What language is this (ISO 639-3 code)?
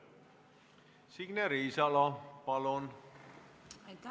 est